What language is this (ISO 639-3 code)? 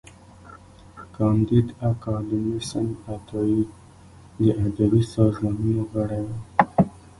pus